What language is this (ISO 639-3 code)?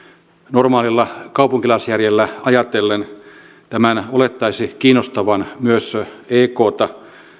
fin